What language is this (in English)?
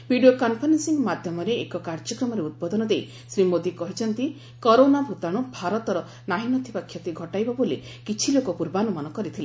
Odia